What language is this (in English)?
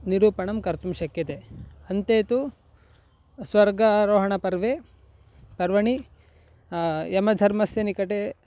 Sanskrit